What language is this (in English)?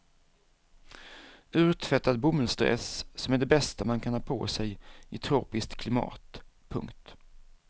Swedish